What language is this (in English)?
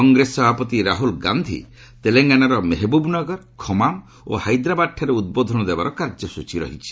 Odia